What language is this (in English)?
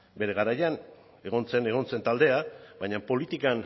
Basque